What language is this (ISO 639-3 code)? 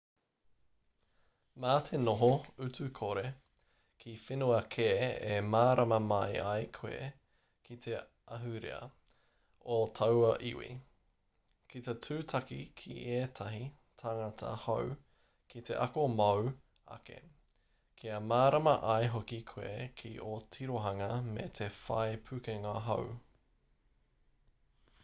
mri